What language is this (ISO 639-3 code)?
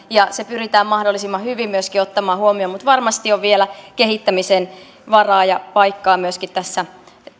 fin